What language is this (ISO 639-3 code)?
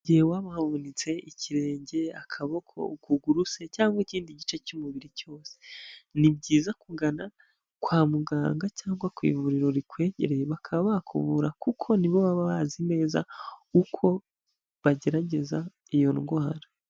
kin